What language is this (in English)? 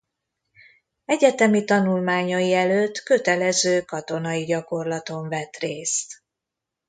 Hungarian